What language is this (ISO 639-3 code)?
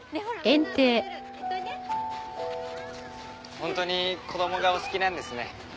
jpn